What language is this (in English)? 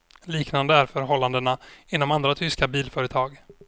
Swedish